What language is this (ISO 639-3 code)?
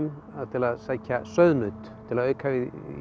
isl